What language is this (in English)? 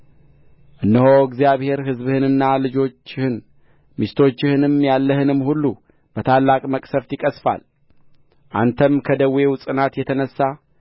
Amharic